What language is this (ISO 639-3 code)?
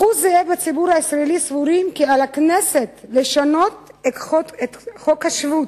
heb